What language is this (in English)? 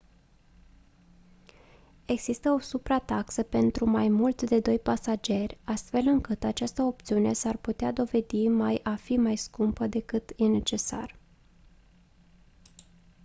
Romanian